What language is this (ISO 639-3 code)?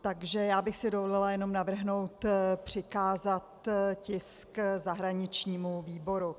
ces